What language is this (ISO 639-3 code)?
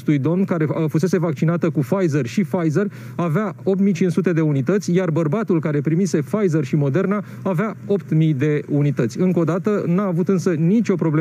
ron